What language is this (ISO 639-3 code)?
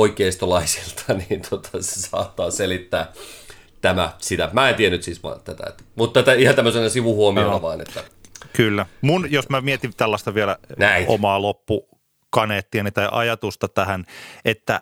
fin